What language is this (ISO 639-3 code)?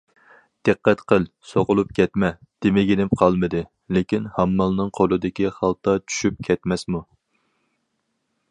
uig